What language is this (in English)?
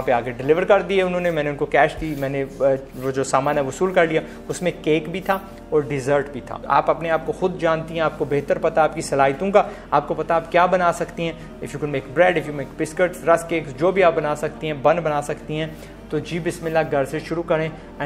Hindi